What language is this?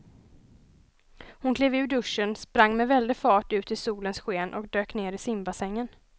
Swedish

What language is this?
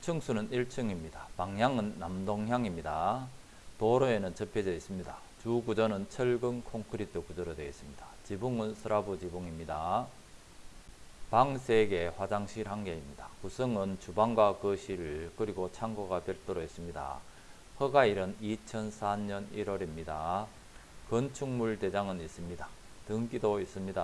Korean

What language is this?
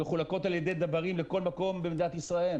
Hebrew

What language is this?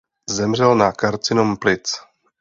Czech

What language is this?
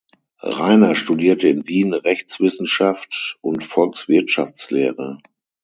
German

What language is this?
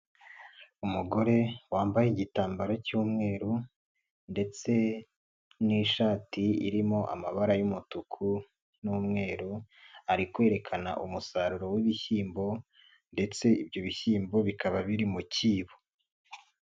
Kinyarwanda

